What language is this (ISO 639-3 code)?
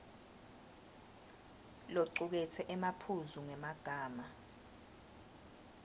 ssw